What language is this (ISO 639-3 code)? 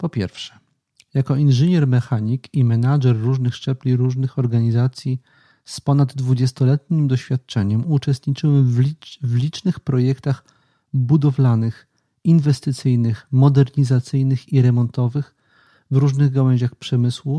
pol